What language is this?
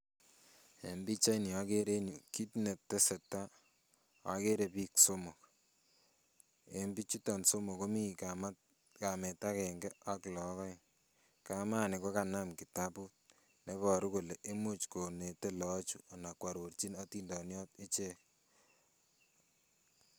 Kalenjin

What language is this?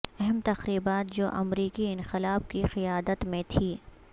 Urdu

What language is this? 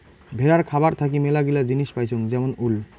Bangla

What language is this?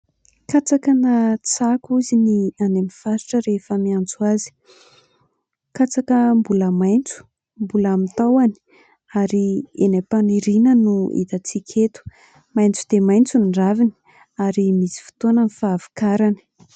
Malagasy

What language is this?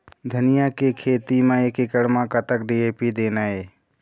Chhattisgarhi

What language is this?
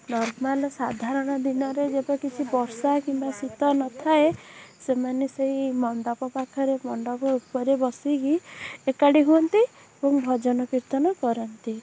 Odia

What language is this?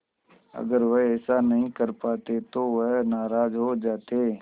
Hindi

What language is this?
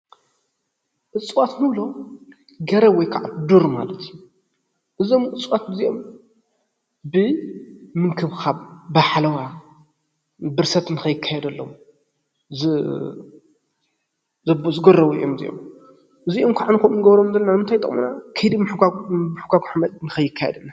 Tigrinya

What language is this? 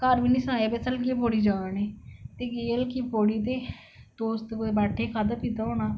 Dogri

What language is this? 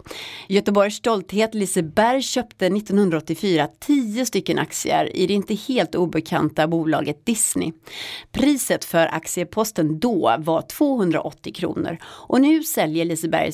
Swedish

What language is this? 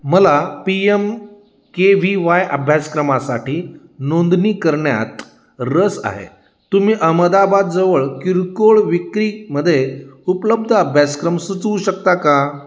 Marathi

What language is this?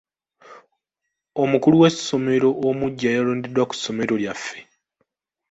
Ganda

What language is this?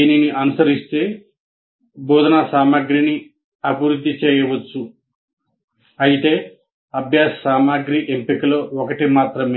Telugu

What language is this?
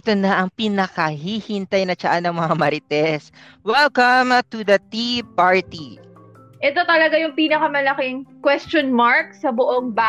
Filipino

